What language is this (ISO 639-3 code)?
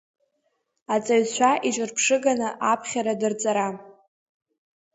abk